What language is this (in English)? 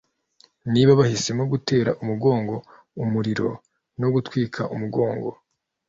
Kinyarwanda